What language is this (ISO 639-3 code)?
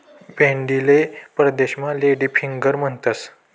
mar